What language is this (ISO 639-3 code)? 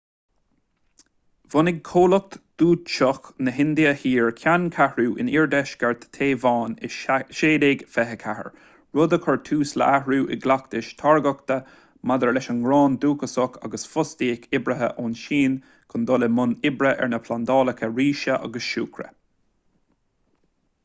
gle